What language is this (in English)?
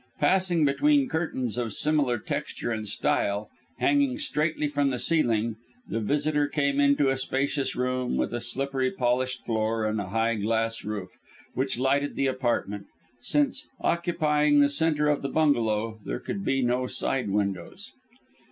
English